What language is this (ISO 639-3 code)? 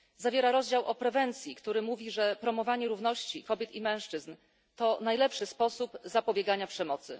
pol